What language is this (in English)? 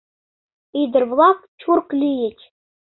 Mari